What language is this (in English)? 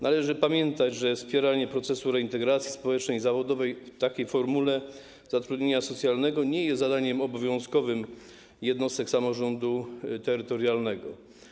Polish